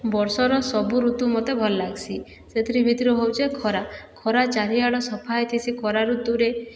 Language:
Odia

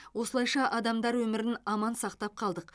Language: Kazakh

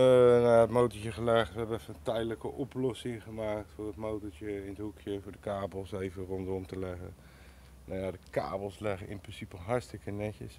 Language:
Dutch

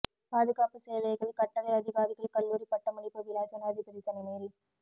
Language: Tamil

